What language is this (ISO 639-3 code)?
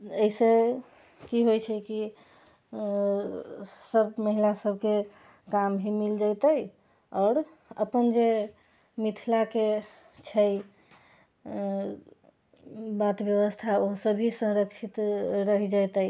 mai